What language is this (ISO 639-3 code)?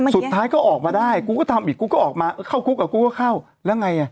tha